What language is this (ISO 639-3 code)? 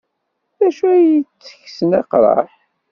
kab